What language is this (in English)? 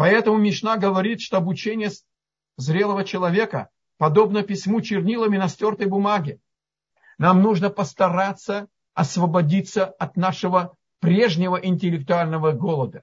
Russian